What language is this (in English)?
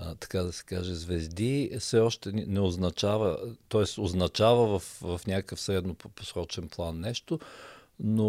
Bulgarian